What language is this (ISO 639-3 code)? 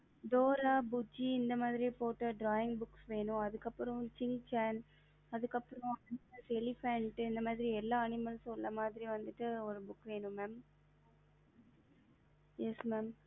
tam